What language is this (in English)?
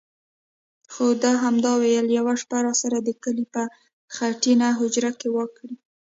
Pashto